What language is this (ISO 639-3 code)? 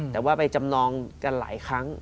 tha